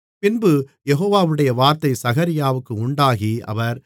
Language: Tamil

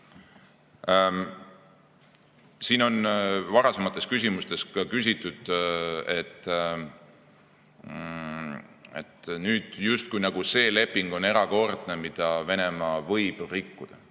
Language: Estonian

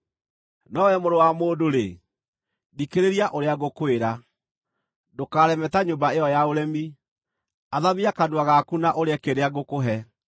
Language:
Kikuyu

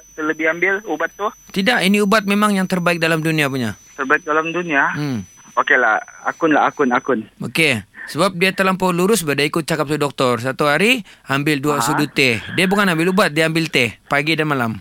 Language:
Malay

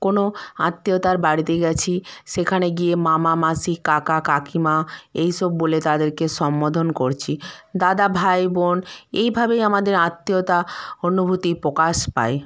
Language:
Bangla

